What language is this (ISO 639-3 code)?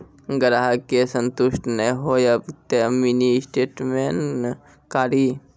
mai